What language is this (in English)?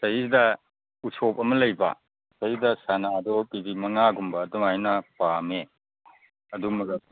Manipuri